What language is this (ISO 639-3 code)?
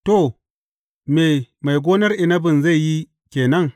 hau